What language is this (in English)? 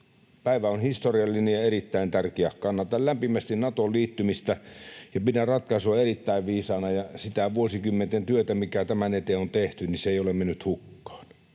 Finnish